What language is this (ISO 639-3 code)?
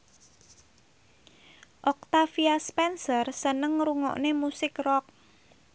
jav